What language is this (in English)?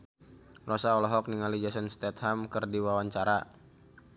Sundanese